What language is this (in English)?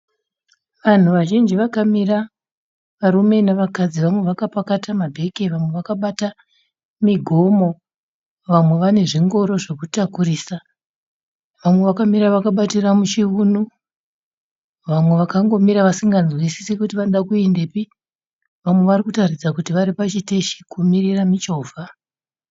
Shona